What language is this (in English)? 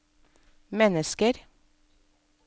Norwegian